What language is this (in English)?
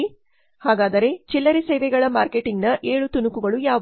Kannada